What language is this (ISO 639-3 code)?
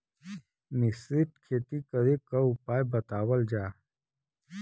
bho